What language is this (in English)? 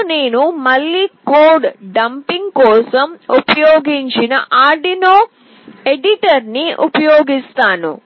Telugu